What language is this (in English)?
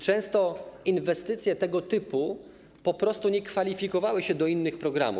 Polish